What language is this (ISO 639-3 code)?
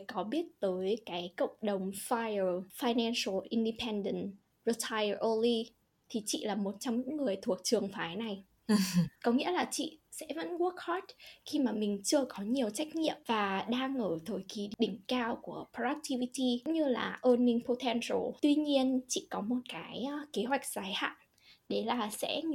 vie